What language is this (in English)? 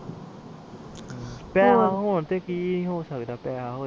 Punjabi